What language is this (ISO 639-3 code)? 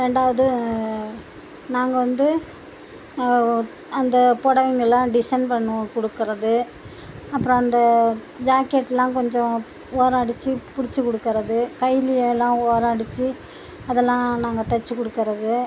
tam